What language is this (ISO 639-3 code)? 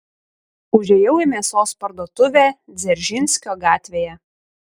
lit